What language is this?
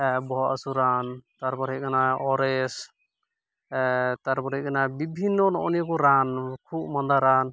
Santali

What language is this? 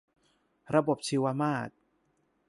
Thai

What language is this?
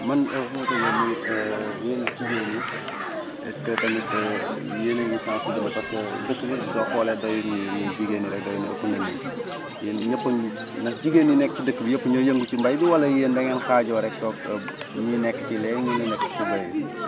Wolof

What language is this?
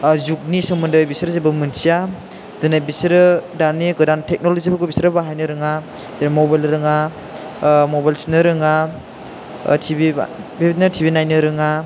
Bodo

